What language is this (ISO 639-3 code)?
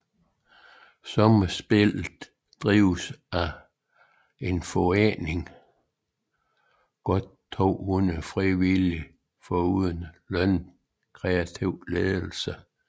dan